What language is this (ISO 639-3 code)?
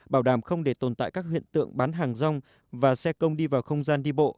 vie